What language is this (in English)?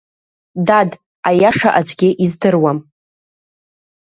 Abkhazian